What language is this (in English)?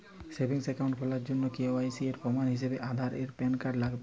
Bangla